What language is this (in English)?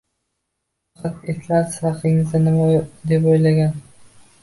Uzbek